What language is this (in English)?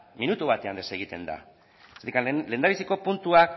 Basque